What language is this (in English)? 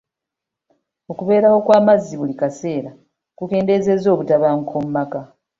Ganda